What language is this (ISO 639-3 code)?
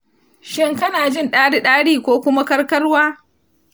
hau